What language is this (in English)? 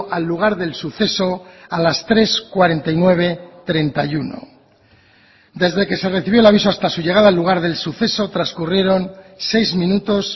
Spanish